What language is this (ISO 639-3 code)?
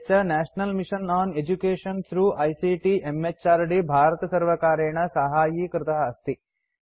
san